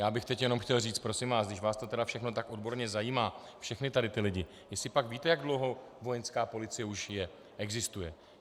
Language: Czech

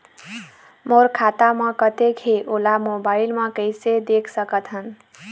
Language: Chhattisgarhi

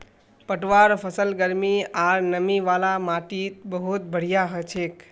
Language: Magahi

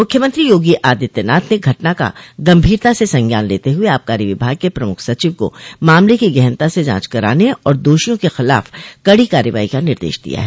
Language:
Hindi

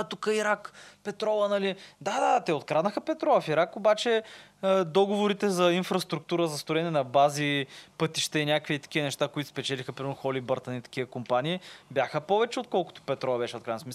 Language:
Bulgarian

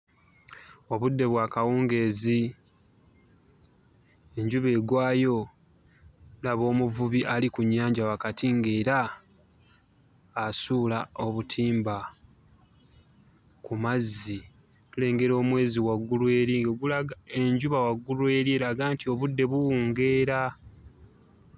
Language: Ganda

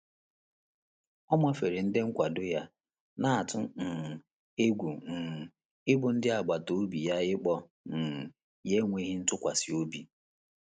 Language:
Igbo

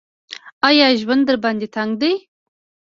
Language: Pashto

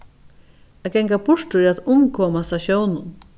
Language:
Faroese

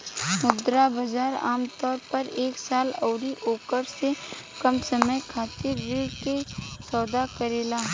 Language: Bhojpuri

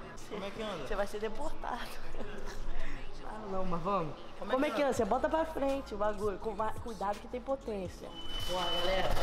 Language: Portuguese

